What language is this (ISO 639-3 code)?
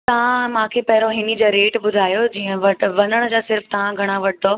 snd